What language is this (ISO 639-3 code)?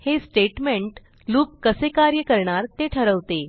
mar